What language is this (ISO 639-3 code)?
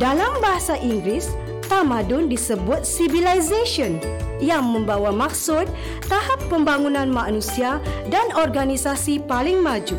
msa